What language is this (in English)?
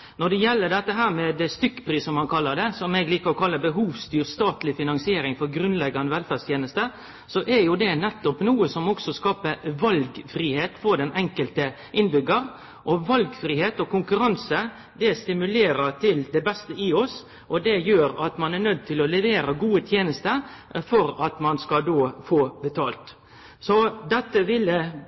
Norwegian Nynorsk